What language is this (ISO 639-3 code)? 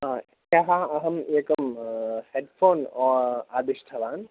san